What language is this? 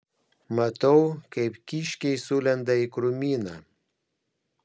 Lithuanian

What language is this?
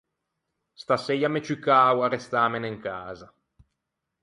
Ligurian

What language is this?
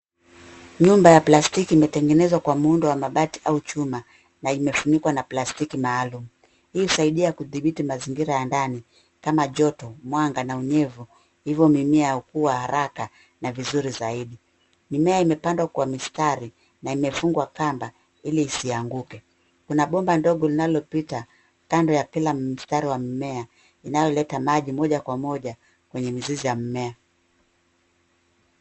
Swahili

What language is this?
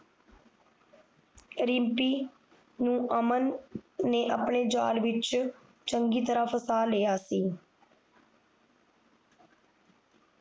Punjabi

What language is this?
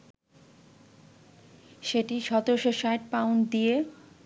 Bangla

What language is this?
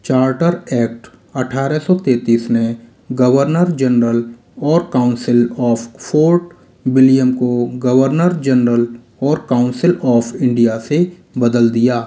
Hindi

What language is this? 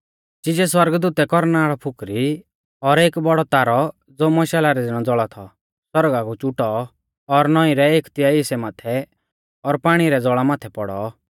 Mahasu Pahari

